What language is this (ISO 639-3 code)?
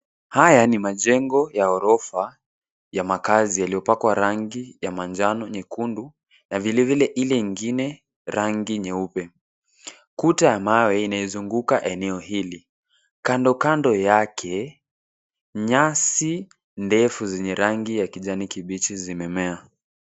swa